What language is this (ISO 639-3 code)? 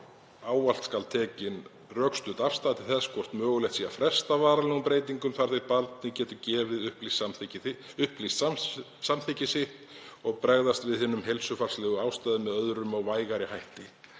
isl